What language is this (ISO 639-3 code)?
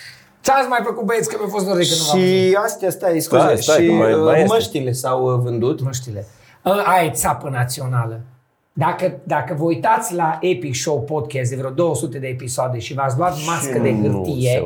ron